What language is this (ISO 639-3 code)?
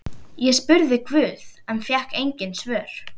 isl